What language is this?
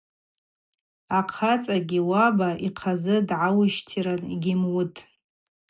Abaza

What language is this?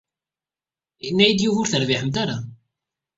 Kabyle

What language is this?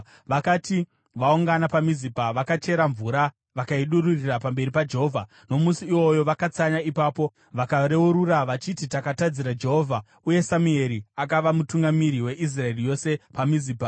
Shona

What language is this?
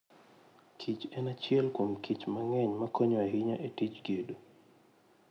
Luo (Kenya and Tanzania)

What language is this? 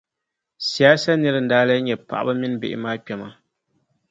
Dagbani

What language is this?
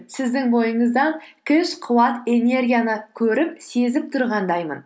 Kazakh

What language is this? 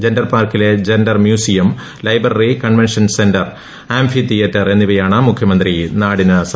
Malayalam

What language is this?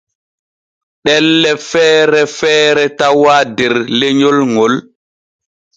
Borgu Fulfulde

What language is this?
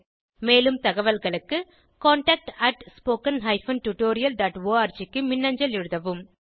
Tamil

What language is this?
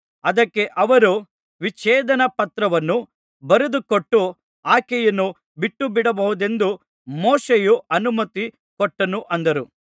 Kannada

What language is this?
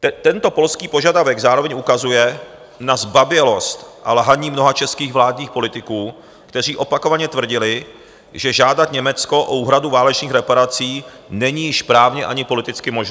Czech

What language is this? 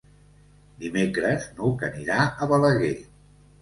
Catalan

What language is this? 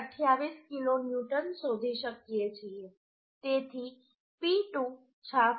Gujarati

